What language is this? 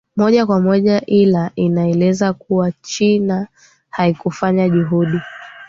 Swahili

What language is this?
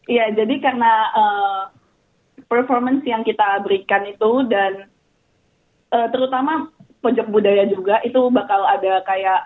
Indonesian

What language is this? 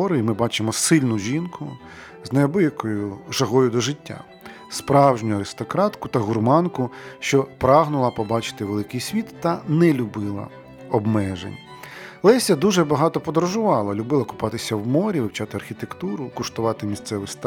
Ukrainian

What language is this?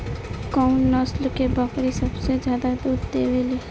Bhojpuri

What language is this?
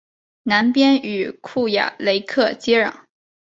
Chinese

